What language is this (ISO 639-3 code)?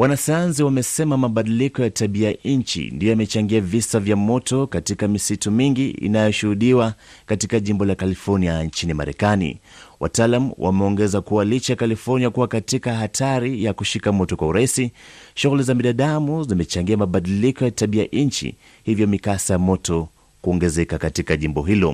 swa